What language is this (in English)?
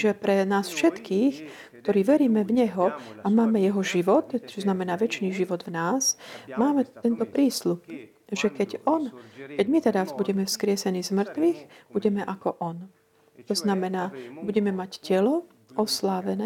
Slovak